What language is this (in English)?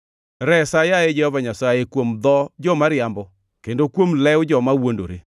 Luo (Kenya and Tanzania)